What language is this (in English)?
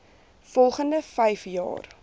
Afrikaans